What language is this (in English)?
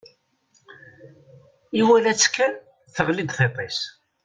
Kabyle